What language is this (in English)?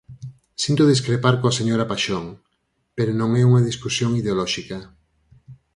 Galician